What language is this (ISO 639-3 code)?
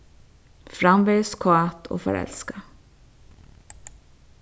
fao